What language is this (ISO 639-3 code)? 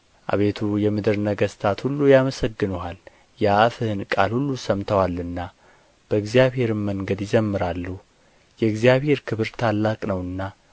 amh